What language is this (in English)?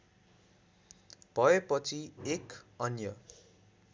Nepali